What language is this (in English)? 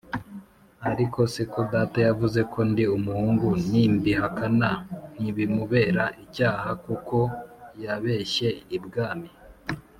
Kinyarwanda